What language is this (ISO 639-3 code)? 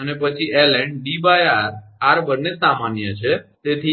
guj